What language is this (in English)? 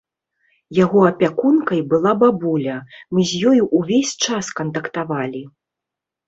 Belarusian